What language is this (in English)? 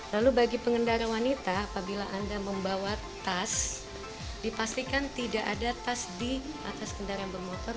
Indonesian